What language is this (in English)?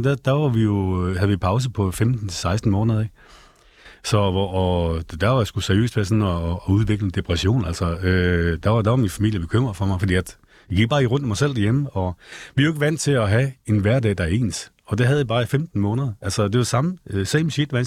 Danish